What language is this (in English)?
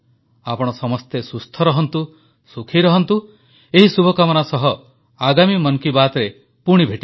Odia